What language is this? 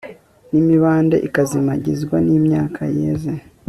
Kinyarwanda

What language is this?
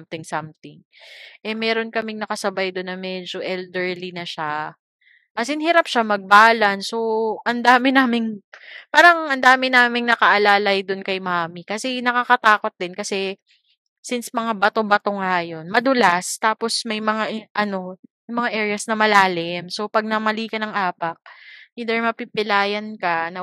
Filipino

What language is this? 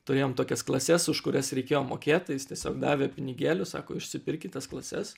Lithuanian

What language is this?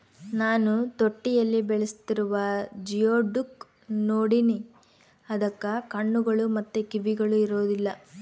Kannada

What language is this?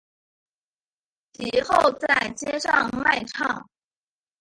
Chinese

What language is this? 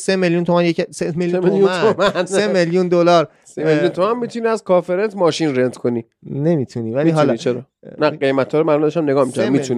Persian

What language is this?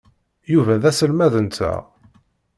Kabyle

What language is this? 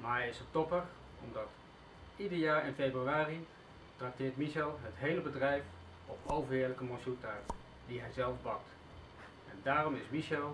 Dutch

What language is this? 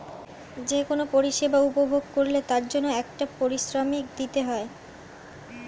Bangla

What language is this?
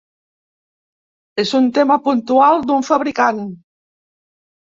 Catalan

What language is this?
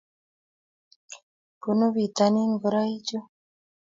Kalenjin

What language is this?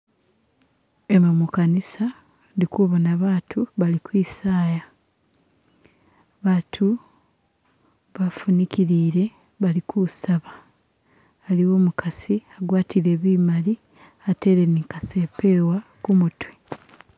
Masaaba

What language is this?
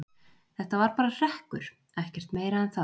Icelandic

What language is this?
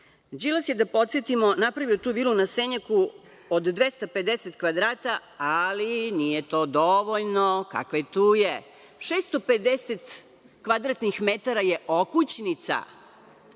Serbian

